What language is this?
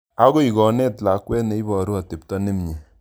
Kalenjin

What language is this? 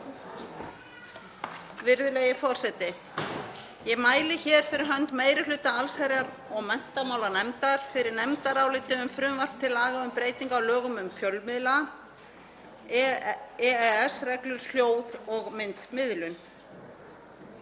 Icelandic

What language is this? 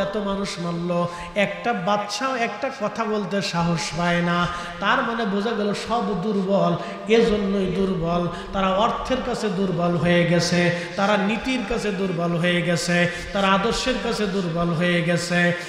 Bangla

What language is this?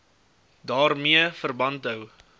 Afrikaans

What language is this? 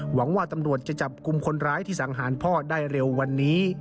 Thai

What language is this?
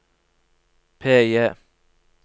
Norwegian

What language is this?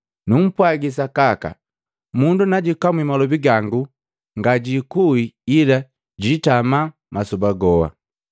Matengo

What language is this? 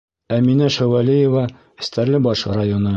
Bashkir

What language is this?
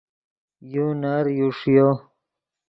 Yidgha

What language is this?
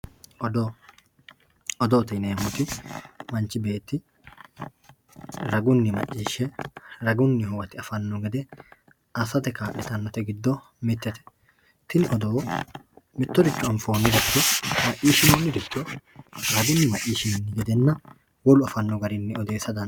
Sidamo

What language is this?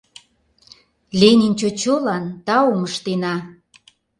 Mari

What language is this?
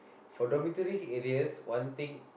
English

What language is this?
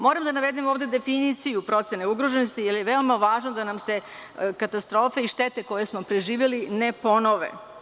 Serbian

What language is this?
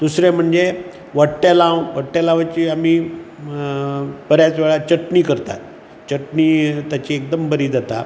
Konkani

